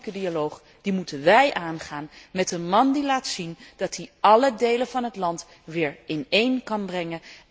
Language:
Dutch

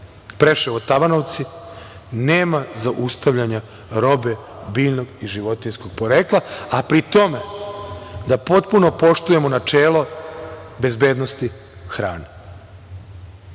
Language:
Serbian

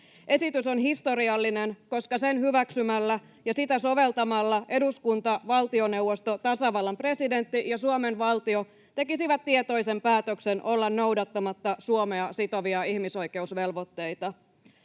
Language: Finnish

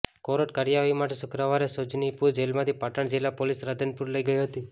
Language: Gujarati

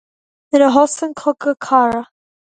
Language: Irish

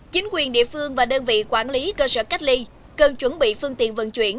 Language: Vietnamese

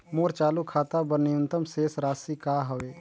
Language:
Chhattisgarhi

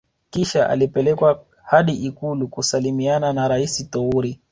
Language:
Swahili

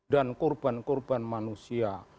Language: Indonesian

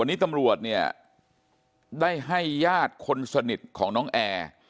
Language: Thai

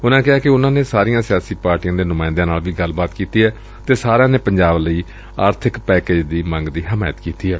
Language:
Punjabi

